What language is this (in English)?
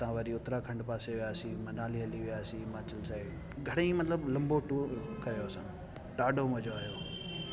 Sindhi